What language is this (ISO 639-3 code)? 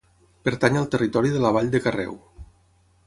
cat